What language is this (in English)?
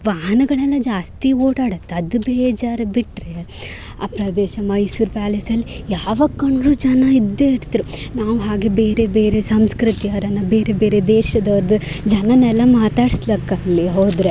Kannada